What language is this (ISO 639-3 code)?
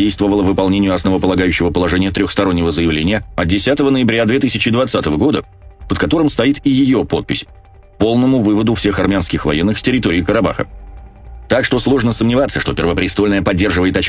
rus